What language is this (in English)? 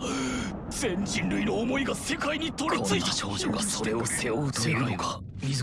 Japanese